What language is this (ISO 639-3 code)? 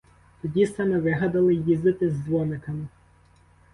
ukr